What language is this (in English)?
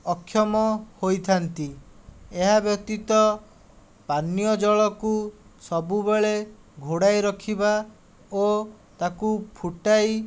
Odia